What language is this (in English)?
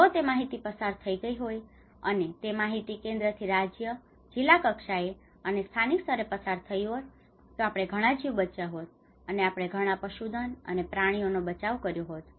Gujarati